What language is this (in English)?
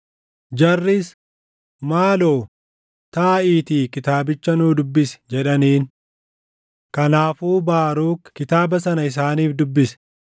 Oromo